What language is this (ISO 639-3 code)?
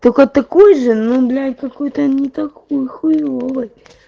rus